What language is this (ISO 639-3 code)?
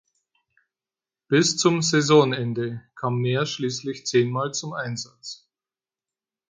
deu